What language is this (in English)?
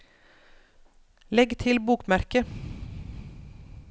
Norwegian